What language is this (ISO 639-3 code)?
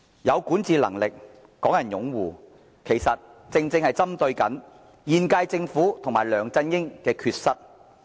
yue